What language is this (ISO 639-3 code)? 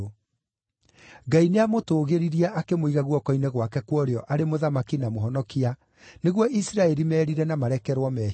kik